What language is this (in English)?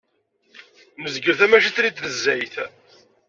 Kabyle